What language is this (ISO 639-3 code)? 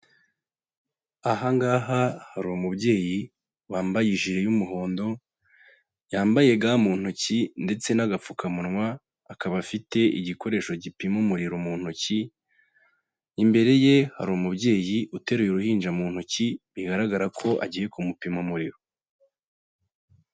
kin